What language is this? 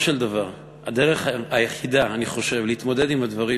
Hebrew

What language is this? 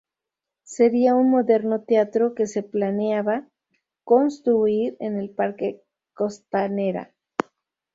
Spanish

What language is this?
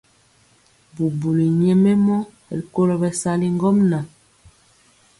Mpiemo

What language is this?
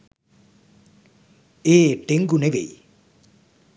Sinhala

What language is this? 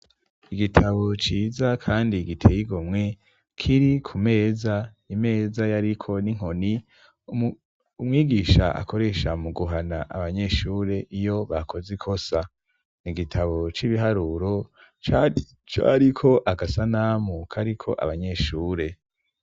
Rundi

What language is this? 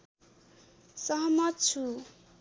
Nepali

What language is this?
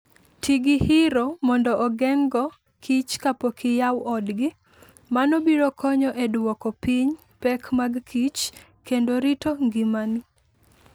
Luo (Kenya and Tanzania)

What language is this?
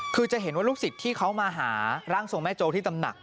Thai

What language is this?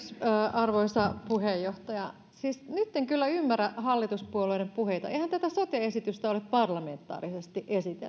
Finnish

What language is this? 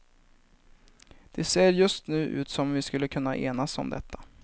Swedish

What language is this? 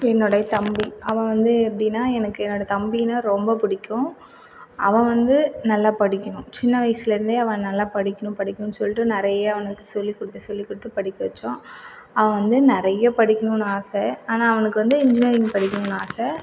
Tamil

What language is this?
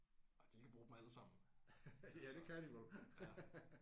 Danish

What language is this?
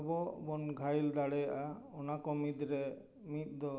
Santali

